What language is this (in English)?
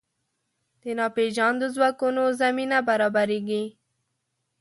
Pashto